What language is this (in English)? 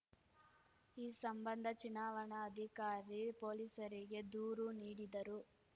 Kannada